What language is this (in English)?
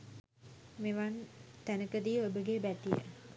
Sinhala